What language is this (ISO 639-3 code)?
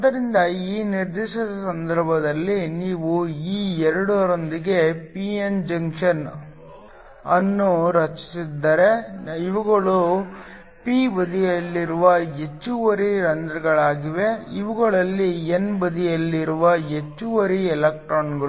kan